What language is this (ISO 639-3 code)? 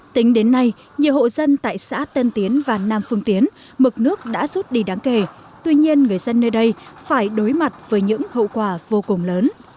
vie